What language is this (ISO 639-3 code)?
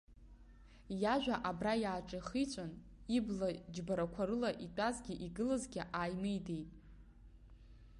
abk